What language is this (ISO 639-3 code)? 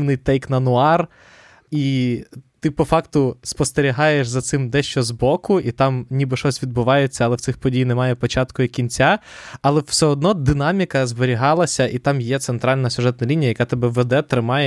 ukr